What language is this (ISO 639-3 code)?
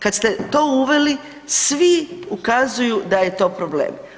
hrv